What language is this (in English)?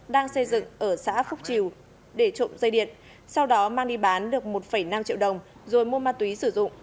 Vietnamese